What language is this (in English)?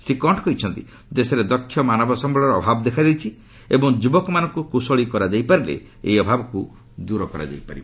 Odia